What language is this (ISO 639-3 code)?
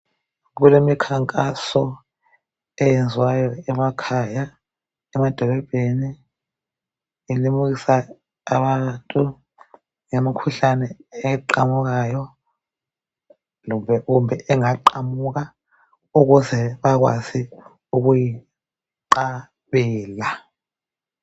nde